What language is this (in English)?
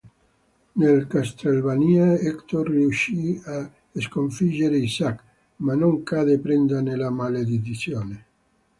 Italian